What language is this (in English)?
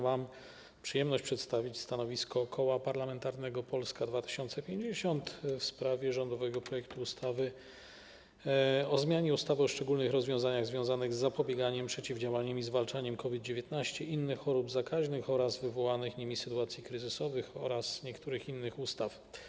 Polish